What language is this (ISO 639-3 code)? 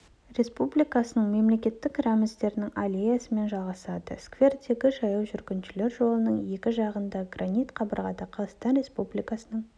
kaz